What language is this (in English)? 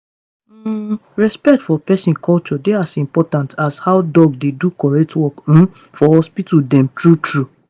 Nigerian Pidgin